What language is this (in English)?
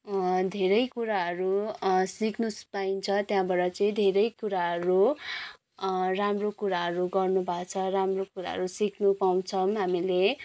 Nepali